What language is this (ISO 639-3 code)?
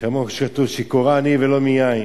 heb